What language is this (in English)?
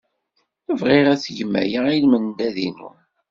Kabyle